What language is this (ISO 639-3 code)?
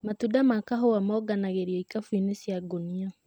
kik